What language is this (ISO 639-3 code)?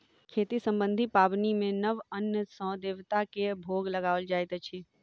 mai